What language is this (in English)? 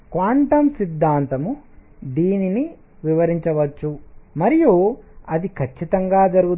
Telugu